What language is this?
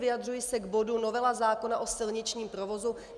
Czech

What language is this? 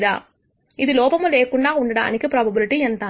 Telugu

